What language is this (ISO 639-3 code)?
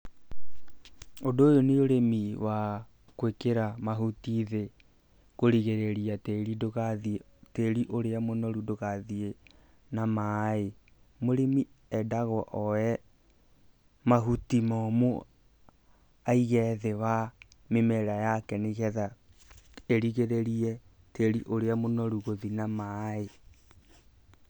kik